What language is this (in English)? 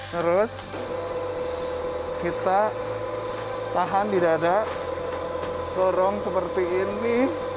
Indonesian